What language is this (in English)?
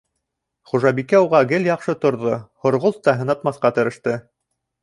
Bashkir